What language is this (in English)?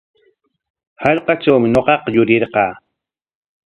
Corongo Ancash Quechua